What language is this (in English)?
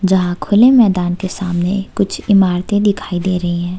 Hindi